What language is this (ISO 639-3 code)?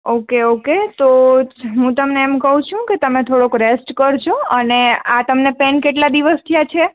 guj